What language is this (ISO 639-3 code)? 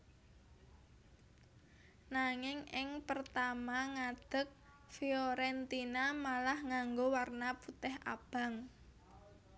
jav